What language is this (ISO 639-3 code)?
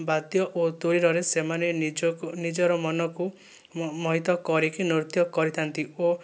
ori